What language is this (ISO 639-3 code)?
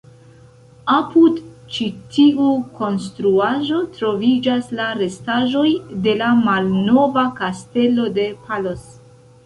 epo